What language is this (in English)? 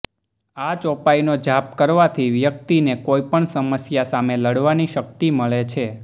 Gujarati